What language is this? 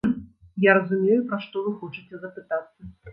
Belarusian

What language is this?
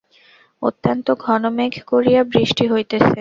Bangla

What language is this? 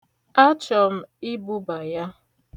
Igbo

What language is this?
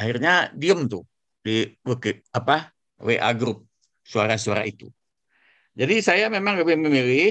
Indonesian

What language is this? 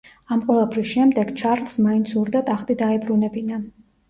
Georgian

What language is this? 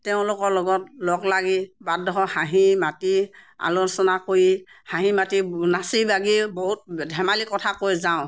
Assamese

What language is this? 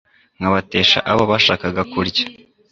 Kinyarwanda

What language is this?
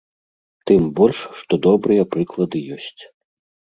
Belarusian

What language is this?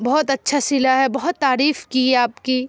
Urdu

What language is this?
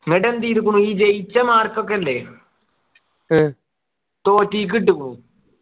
Malayalam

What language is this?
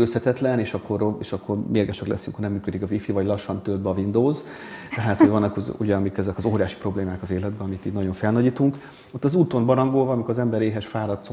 Hungarian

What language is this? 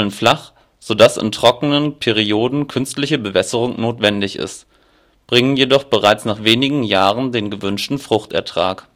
German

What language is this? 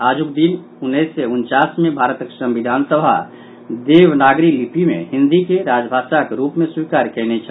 Maithili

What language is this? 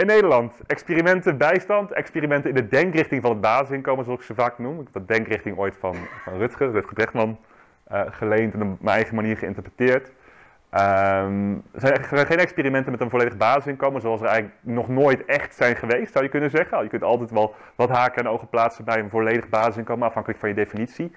Dutch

